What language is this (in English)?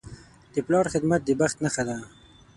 Pashto